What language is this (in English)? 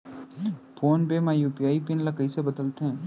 Chhattisgarhi